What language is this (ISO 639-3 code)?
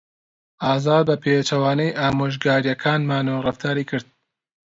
ckb